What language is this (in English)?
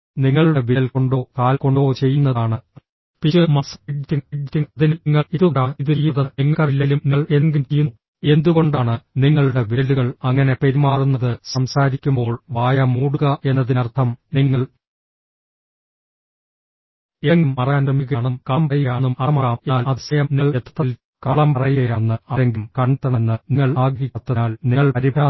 Malayalam